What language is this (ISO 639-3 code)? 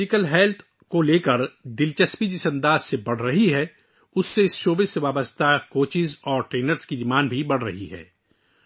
urd